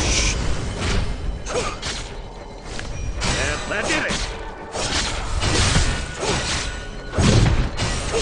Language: Korean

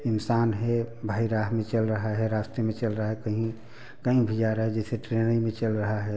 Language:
Hindi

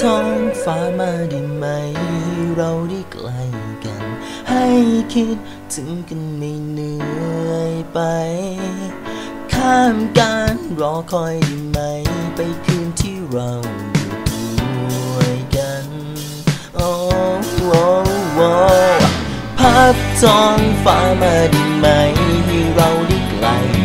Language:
Thai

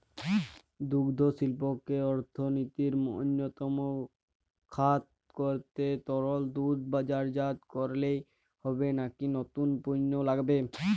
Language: Bangla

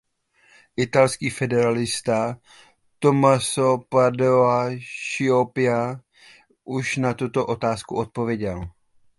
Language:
Czech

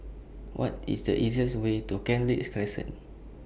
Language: English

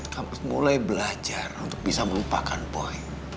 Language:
Indonesian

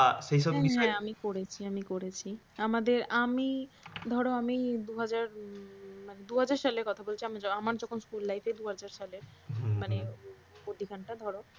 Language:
Bangla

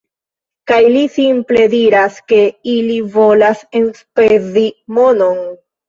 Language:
Esperanto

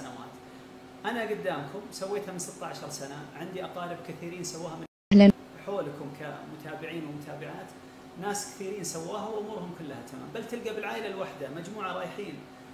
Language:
Arabic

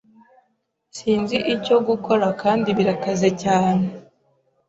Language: Kinyarwanda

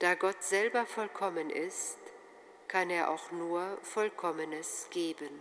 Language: German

